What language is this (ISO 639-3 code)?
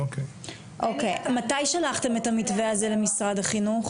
heb